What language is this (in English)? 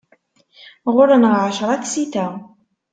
Kabyle